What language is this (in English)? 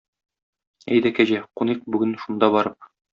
Tatar